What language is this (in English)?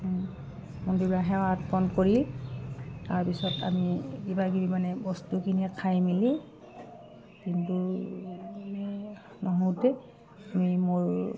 Assamese